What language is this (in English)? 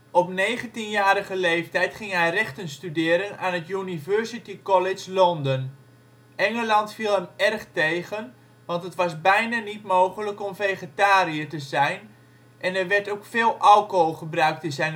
Dutch